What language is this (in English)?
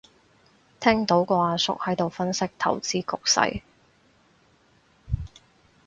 Cantonese